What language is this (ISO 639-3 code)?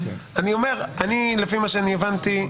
heb